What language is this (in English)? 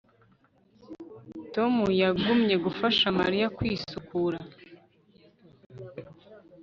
Kinyarwanda